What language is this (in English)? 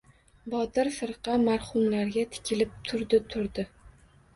Uzbek